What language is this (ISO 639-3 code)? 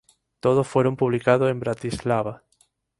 spa